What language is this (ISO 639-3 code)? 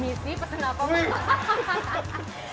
ind